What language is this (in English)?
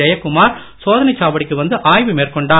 Tamil